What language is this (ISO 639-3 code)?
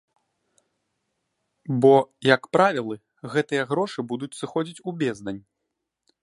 bel